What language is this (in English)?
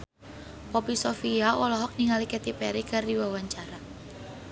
Sundanese